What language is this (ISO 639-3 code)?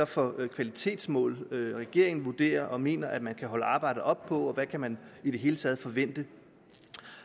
dan